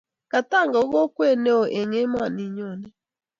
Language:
Kalenjin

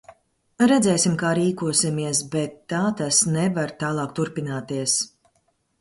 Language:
Latvian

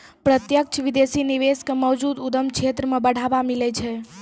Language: Maithili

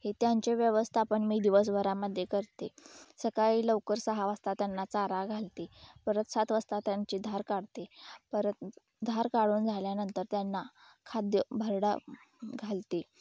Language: Marathi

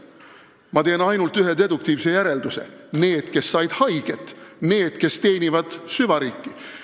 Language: Estonian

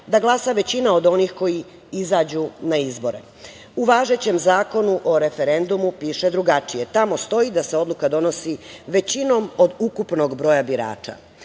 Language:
Serbian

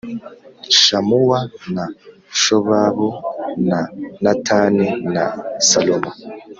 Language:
Kinyarwanda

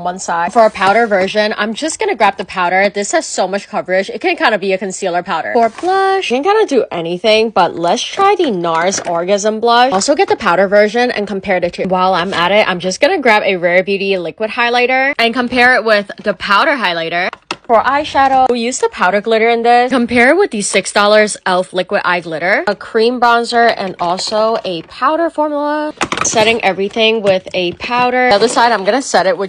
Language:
English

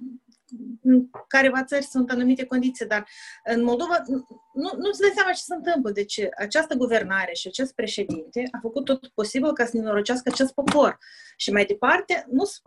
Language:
Romanian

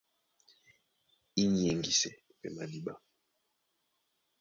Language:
Duala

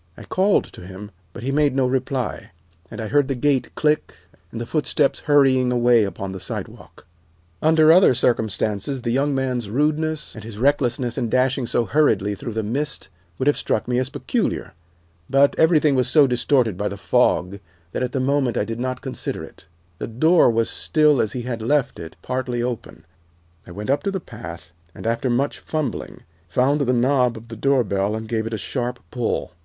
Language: English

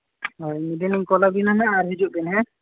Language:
Santali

